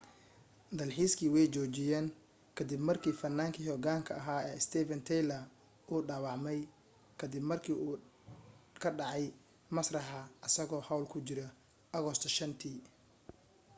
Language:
Somali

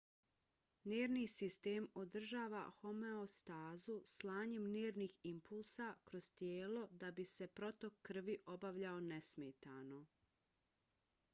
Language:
Bosnian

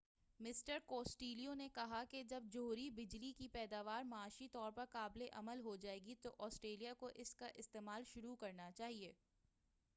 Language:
Urdu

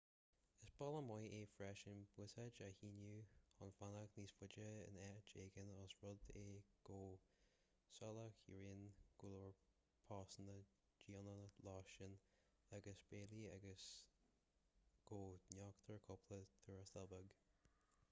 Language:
Irish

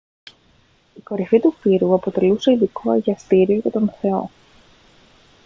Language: Greek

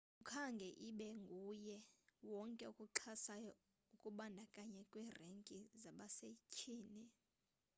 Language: Xhosa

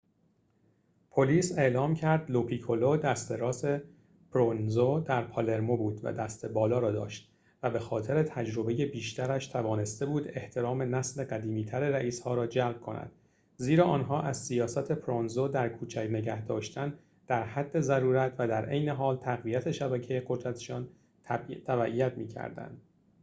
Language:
Persian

